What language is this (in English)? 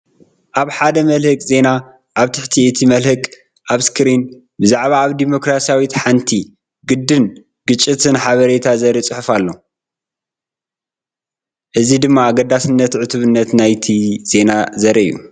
Tigrinya